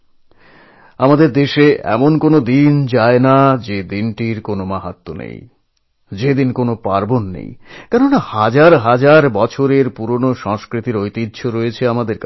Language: Bangla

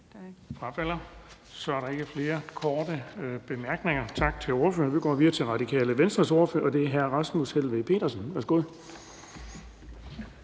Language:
Danish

